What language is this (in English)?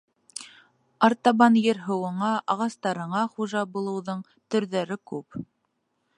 Bashkir